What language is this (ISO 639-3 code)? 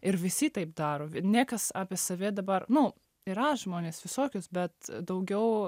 lit